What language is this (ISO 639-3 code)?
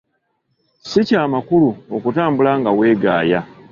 lug